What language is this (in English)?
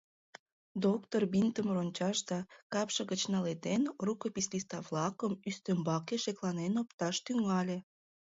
Mari